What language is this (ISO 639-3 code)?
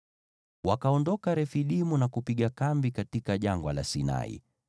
swa